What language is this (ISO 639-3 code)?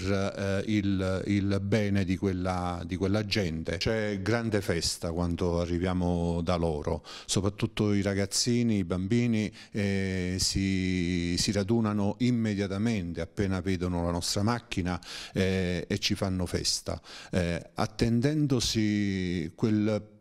ita